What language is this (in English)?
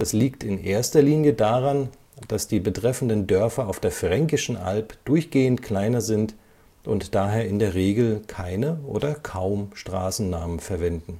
German